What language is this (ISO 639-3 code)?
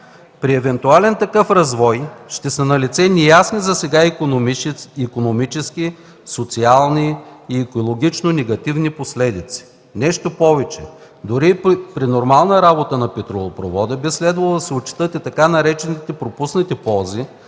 bul